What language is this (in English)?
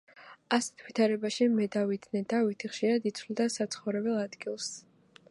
Georgian